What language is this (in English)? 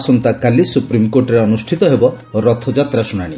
Odia